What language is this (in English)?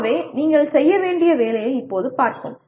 Tamil